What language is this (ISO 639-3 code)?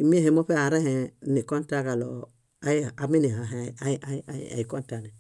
bda